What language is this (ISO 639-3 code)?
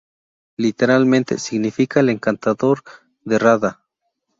spa